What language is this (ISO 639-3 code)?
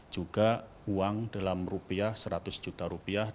ind